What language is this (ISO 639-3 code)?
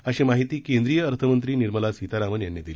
mar